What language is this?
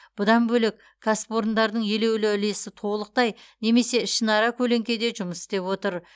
Kazakh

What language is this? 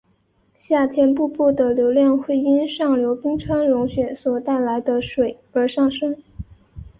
Chinese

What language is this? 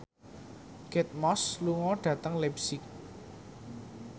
Javanese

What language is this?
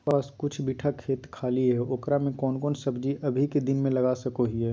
Magahi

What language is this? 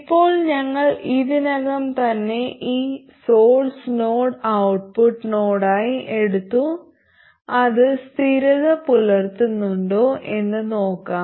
Malayalam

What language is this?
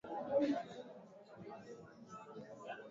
Swahili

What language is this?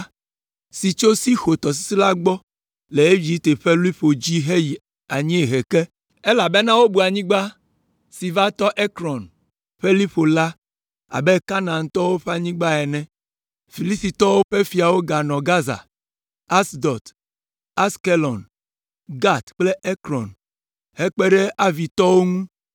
Ewe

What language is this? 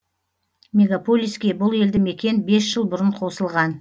Kazakh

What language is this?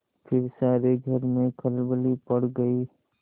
Hindi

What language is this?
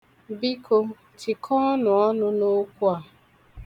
Igbo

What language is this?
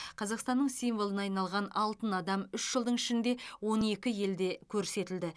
Kazakh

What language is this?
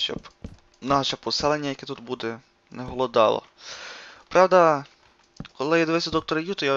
Ukrainian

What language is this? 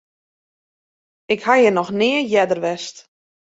Western Frisian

